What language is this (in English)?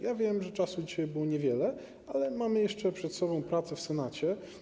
Polish